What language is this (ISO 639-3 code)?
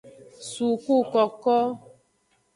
ajg